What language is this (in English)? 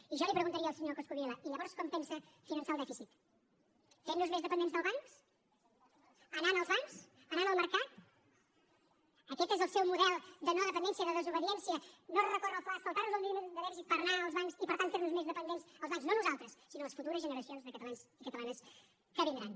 Catalan